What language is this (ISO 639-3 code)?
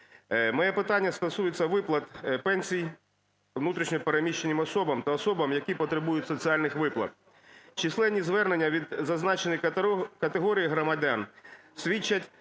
ukr